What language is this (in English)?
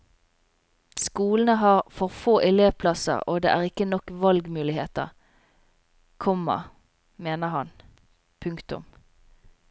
Norwegian